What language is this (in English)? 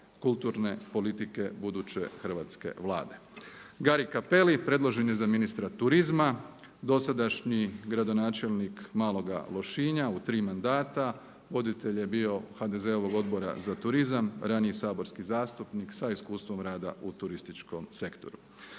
Croatian